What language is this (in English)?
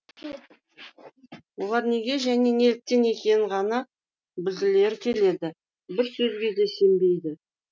Kazakh